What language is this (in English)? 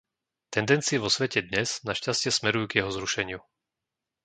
Slovak